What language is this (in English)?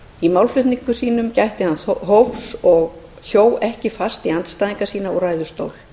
Icelandic